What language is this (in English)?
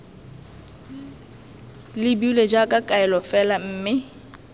Tswana